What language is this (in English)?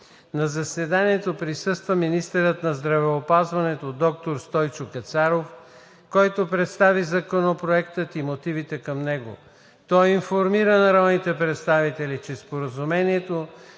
Bulgarian